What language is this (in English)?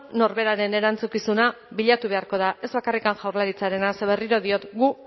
Basque